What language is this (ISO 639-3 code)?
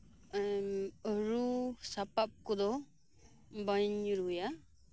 sat